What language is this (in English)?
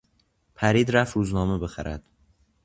Persian